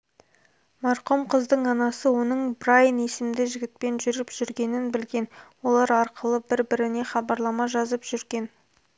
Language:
Kazakh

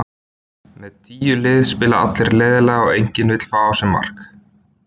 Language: Icelandic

